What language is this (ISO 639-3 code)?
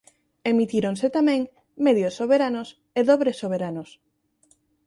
glg